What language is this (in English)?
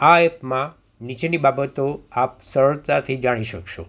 Gujarati